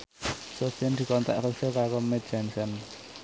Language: Javanese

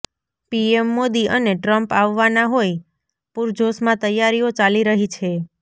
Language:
Gujarati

